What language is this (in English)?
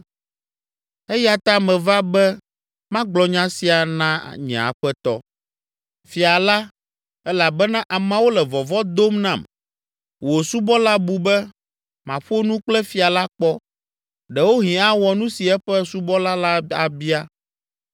Ewe